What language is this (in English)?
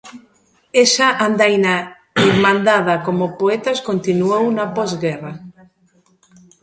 Galician